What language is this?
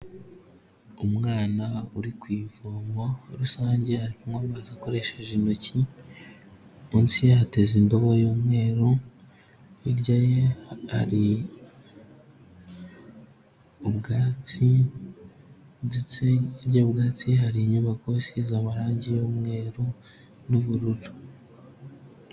Kinyarwanda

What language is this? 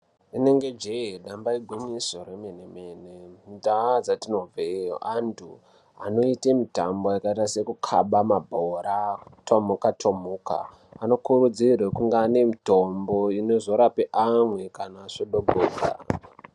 Ndau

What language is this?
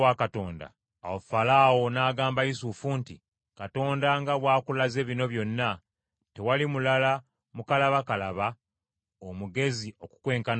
Ganda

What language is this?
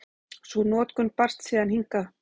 Icelandic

